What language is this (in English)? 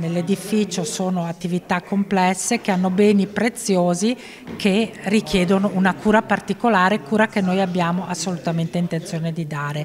Italian